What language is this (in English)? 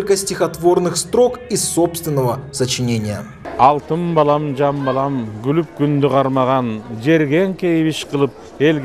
Russian